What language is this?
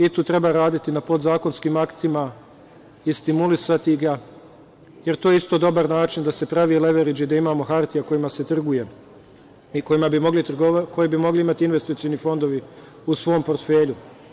Serbian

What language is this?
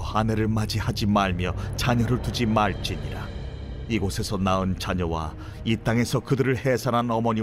Korean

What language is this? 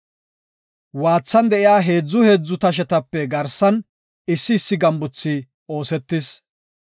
Gofa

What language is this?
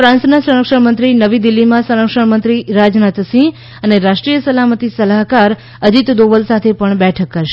Gujarati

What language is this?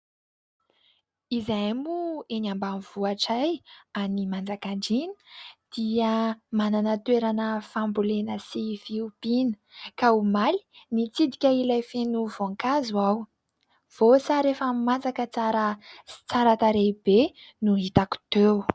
Malagasy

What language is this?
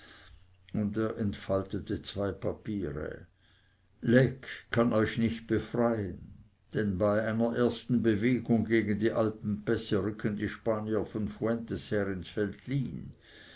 German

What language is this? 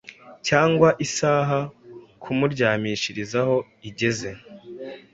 Kinyarwanda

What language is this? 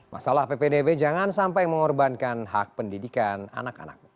Indonesian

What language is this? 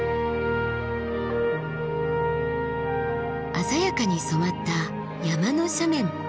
Japanese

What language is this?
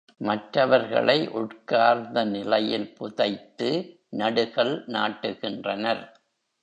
Tamil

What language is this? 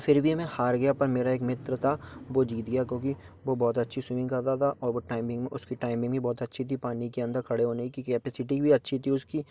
Hindi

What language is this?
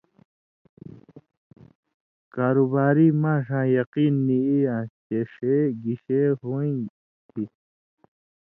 Indus Kohistani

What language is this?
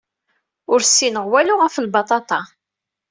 Kabyle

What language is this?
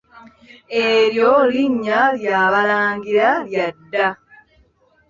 Ganda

